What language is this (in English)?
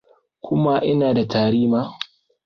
Hausa